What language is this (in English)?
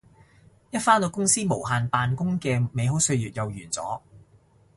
Cantonese